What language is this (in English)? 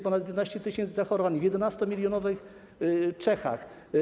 Polish